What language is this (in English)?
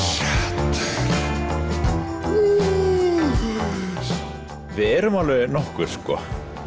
Icelandic